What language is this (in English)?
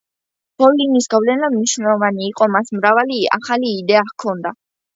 Georgian